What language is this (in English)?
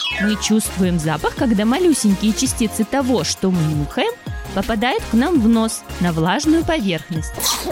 Russian